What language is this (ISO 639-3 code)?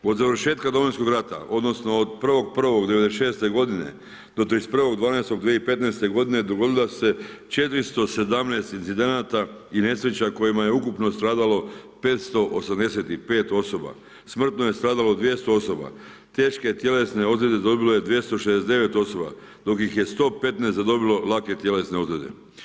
hrv